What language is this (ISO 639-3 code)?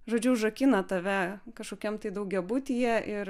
lit